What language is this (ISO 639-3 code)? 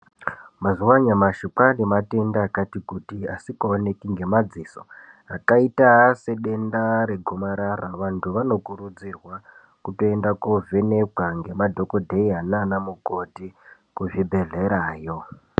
ndc